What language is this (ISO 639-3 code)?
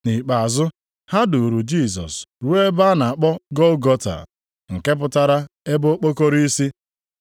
ibo